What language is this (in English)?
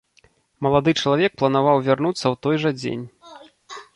Belarusian